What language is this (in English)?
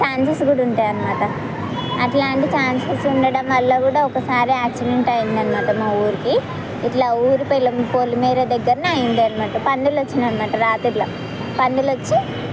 Telugu